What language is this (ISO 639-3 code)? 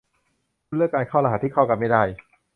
tha